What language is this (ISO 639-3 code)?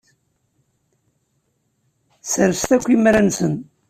kab